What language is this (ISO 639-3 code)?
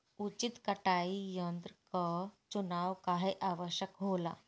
bho